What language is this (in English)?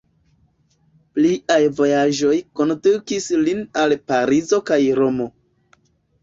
Esperanto